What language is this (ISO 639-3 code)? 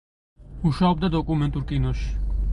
kat